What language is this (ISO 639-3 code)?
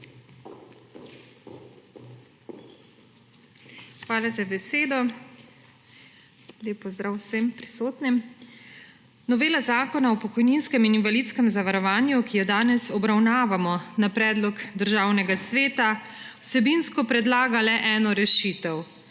slv